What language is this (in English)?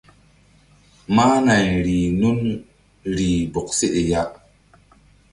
Mbum